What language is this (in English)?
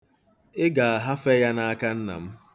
Igbo